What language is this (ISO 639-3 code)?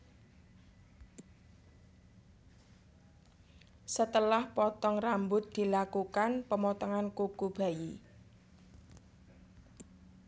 jav